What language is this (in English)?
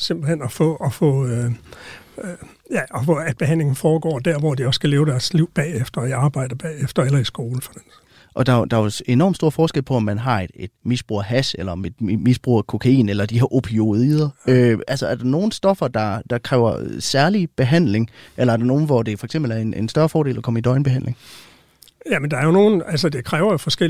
Danish